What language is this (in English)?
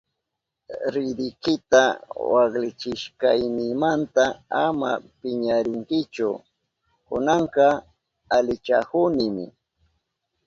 Southern Pastaza Quechua